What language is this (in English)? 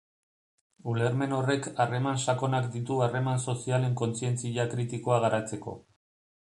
Basque